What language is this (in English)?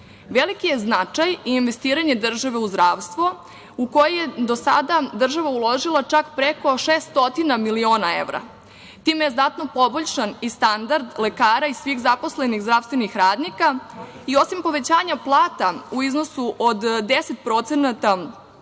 Serbian